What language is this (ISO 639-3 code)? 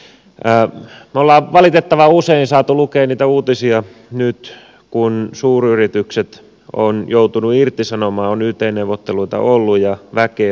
fin